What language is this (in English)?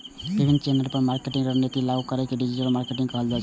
Maithili